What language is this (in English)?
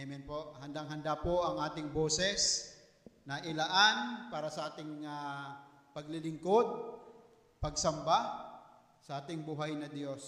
Filipino